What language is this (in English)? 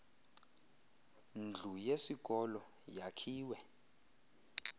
Xhosa